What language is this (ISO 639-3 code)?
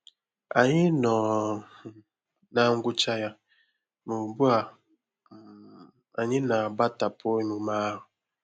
ibo